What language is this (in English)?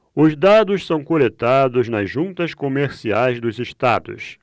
Portuguese